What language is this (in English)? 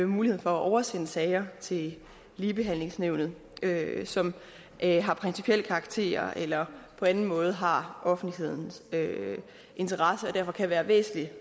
Danish